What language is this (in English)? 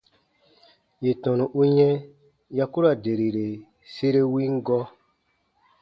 Baatonum